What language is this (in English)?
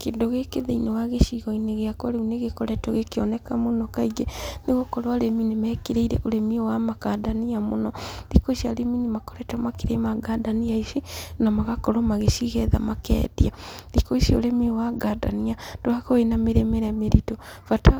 Kikuyu